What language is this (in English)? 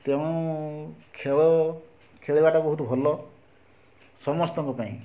Odia